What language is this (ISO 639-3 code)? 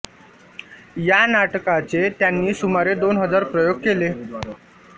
mar